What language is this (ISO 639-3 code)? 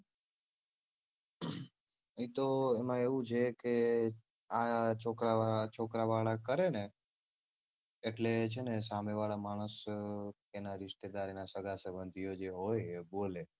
guj